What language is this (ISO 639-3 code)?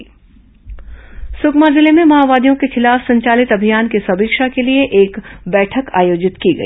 hin